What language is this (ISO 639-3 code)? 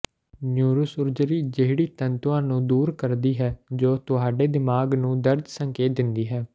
pan